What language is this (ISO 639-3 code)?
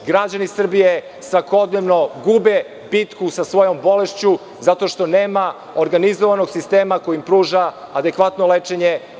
srp